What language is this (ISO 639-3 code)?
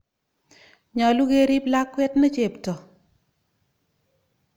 kln